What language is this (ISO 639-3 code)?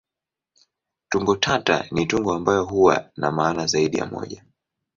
swa